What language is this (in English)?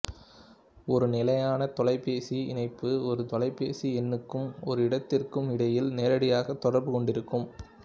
Tamil